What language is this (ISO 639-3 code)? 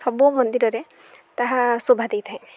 ori